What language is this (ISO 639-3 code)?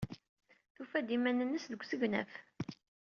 kab